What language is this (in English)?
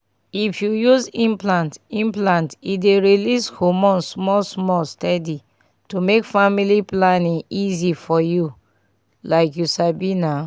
Nigerian Pidgin